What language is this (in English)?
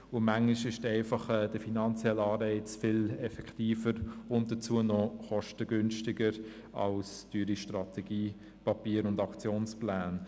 Swiss German